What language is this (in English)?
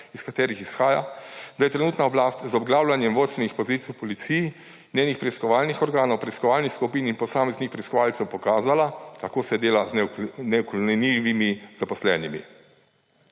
Slovenian